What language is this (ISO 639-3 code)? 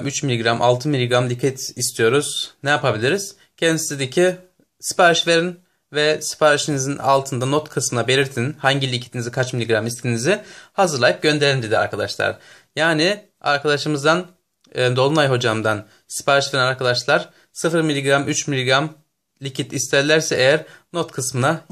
tur